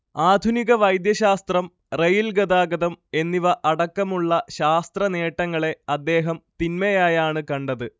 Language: Malayalam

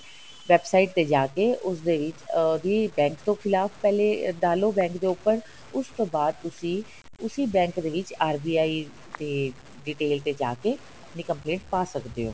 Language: Punjabi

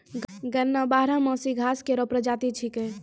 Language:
Maithili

